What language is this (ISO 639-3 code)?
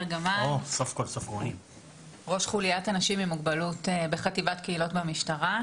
heb